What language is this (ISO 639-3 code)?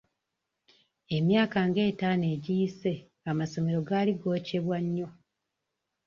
lug